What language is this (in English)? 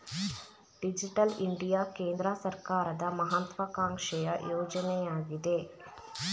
Kannada